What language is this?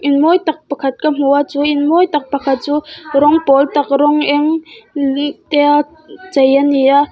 Mizo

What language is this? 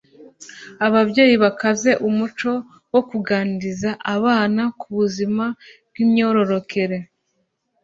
Kinyarwanda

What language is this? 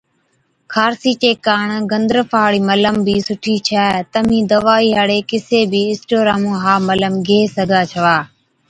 Od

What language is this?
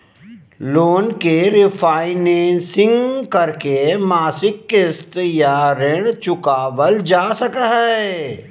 Magahi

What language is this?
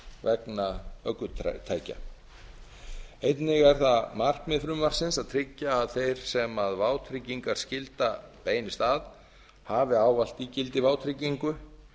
Icelandic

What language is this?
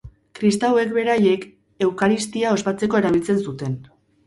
Basque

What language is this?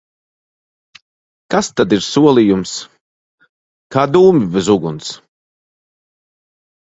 Latvian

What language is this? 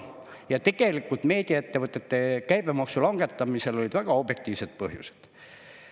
Estonian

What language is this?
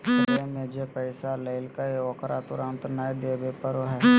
Magahi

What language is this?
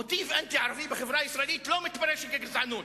Hebrew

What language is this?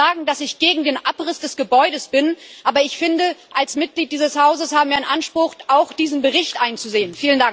German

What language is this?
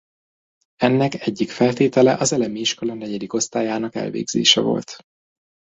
Hungarian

